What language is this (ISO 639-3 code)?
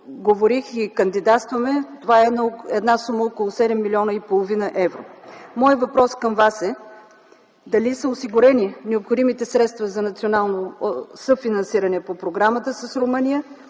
bul